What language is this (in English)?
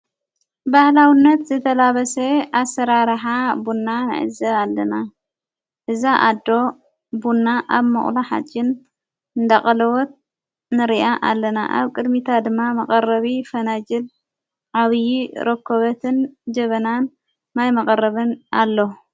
Tigrinya